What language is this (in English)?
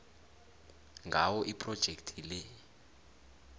South Ndebele